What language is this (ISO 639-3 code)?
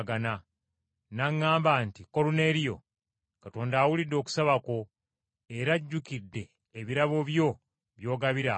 lug